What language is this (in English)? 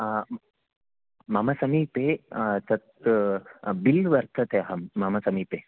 Sanskrit